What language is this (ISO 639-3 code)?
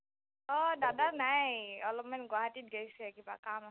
asm